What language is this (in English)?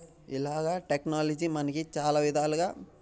Telugu